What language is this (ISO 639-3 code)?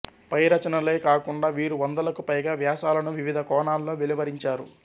tel